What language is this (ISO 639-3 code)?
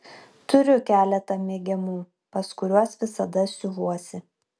lit